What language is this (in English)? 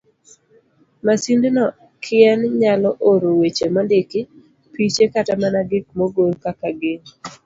Luo (Kenya and Tanzania)